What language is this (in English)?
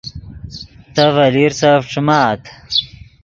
Yidgha